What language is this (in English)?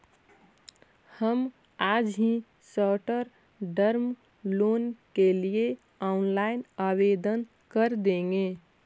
Magahi